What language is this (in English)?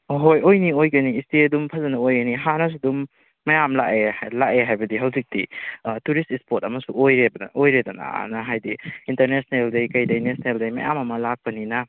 Manipuri